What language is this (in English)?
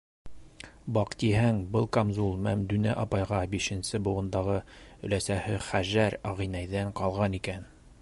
Bashkir